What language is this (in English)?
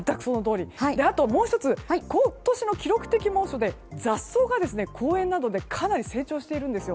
Japanese